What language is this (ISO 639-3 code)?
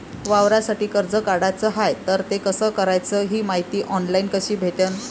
mar